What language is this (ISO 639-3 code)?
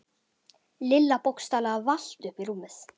isl